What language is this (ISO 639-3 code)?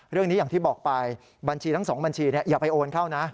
tha